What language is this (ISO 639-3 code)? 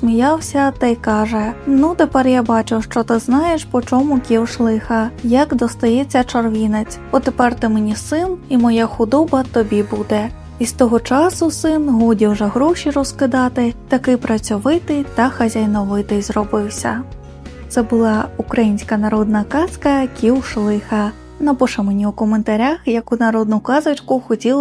ukr